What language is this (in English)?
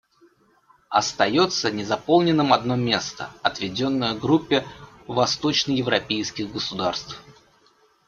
Russian